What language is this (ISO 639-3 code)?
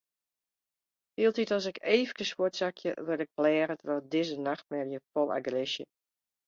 fry